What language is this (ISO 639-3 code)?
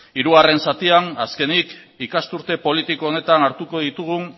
eus